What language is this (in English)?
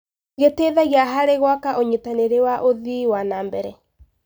Kikuyu